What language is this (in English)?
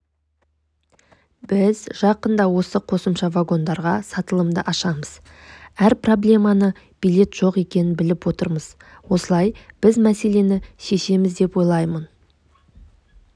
Kazakh